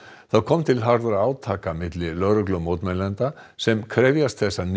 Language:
Icelandic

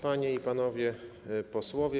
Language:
Polish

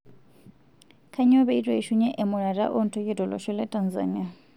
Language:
Masai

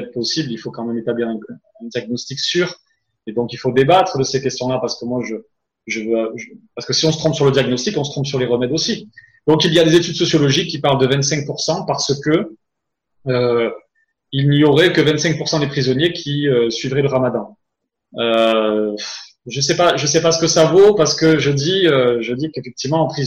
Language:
French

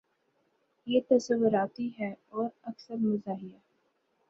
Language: Urdu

